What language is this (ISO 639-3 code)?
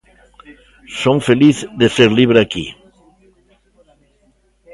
glg